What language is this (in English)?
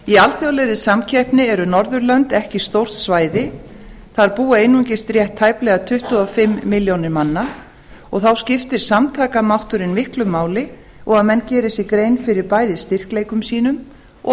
Icelandic